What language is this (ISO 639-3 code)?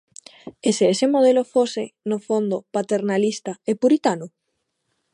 glg